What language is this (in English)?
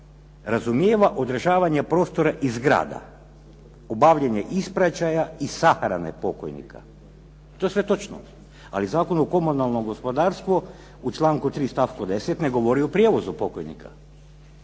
Croatian